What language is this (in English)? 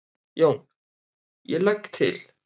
Icelandic